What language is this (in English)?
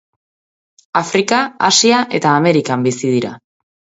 Basque